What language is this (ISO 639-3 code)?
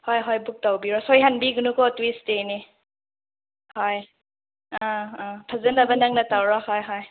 mni